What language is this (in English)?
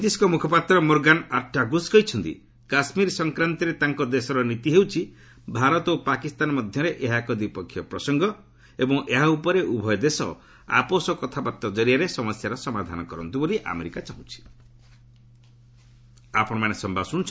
Odia